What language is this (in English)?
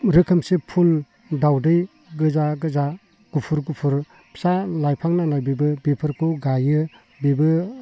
Bodo